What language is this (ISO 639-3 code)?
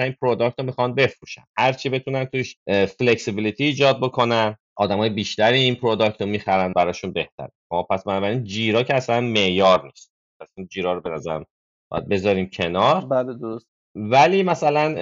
fas